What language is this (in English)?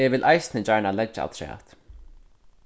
Faroese